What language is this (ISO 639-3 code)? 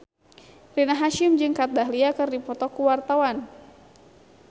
sun